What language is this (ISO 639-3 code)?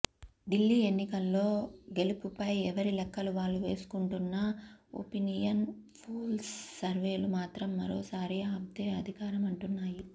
tel